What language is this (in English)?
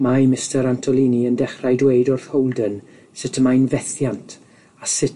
Welsh